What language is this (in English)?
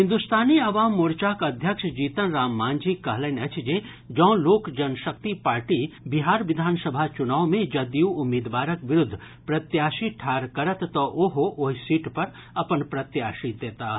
Maithili